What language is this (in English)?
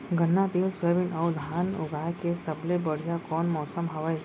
Chhattisgarhi